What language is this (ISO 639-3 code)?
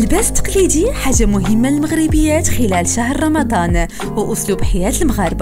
ara